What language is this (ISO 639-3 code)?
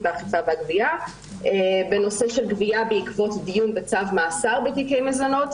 heb